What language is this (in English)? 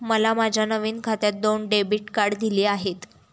Marathi